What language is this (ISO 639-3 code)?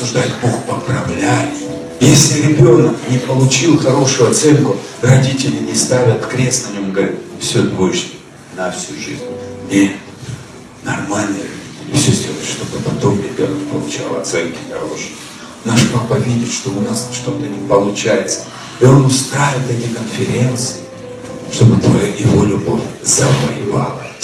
rus